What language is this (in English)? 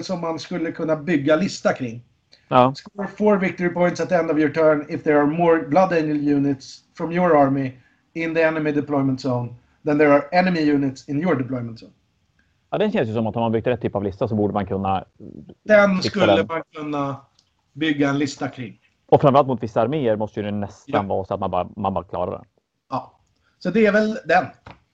Swedish